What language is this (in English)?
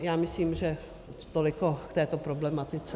Czech